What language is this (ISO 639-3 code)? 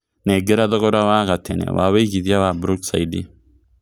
kik